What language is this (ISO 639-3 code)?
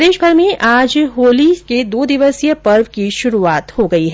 hin